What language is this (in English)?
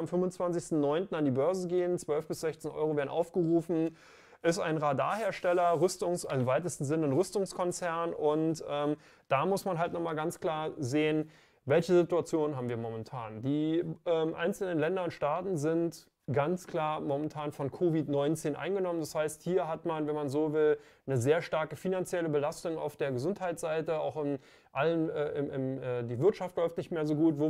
German